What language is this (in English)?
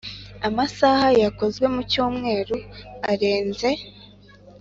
Kinyarwanda